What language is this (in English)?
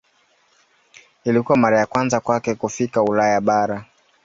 Swahili